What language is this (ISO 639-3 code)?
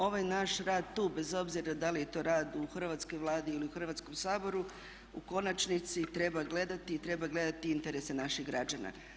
hrv